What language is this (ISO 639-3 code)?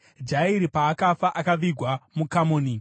sna